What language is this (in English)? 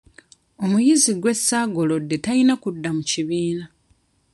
Ganda